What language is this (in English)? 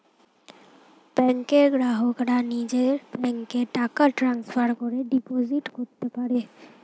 Bangla